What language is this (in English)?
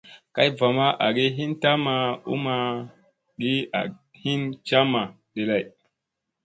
Musey